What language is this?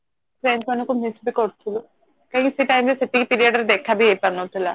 Odia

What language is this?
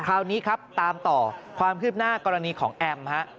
Thai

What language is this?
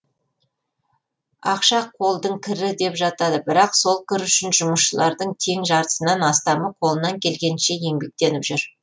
Kazakh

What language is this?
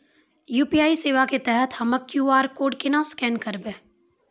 Maithili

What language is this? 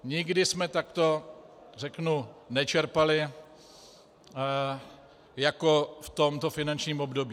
Czech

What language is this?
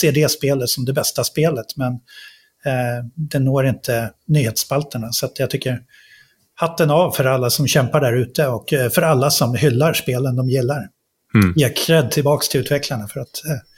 Swedish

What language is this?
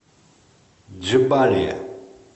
Russian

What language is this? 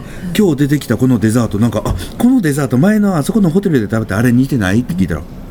Japanese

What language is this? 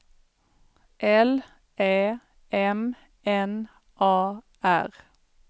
Swedish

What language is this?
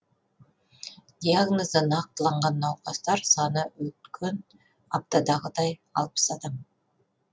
Kazakh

